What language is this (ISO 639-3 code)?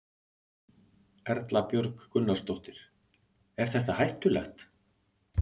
isl